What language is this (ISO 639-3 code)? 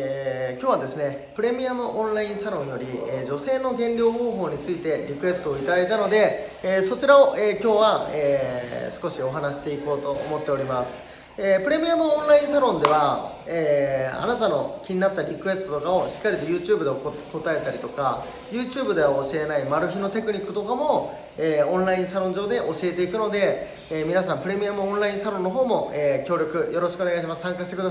jpn